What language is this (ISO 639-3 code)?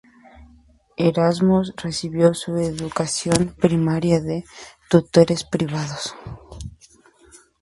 spa